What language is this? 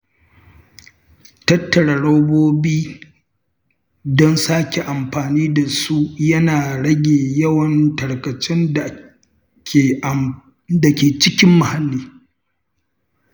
Hausa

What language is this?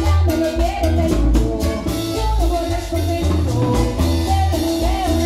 Arabic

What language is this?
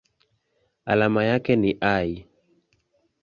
Swahili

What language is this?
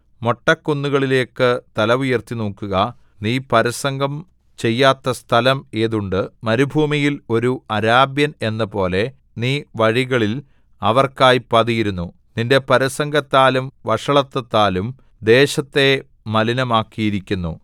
Malayalam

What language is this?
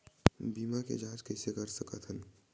Chhattisgarhi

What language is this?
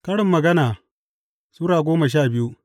Hausa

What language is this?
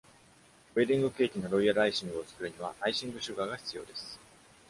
Japanese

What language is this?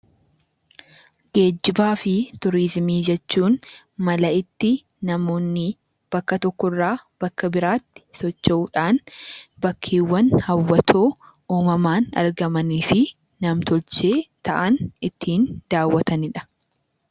Oromo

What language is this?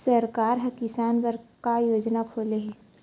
Chhattisgarhi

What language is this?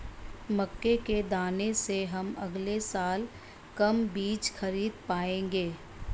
Hindi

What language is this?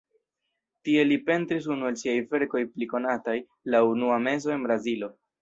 Esperanto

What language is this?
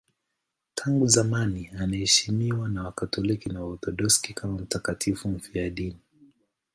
Swahili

